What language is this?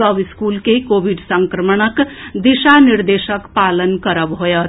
Maithili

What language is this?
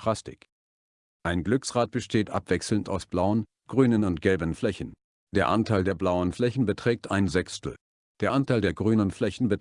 German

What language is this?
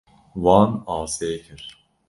Kurdish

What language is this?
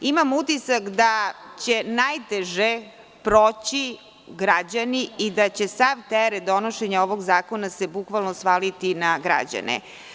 Serbian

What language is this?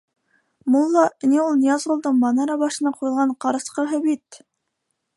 Bashkir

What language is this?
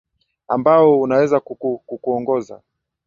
Swahili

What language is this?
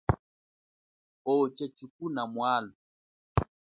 Chokwe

